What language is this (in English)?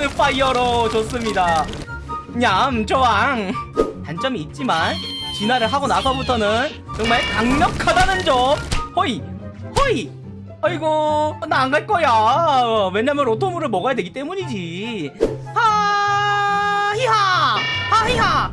Korean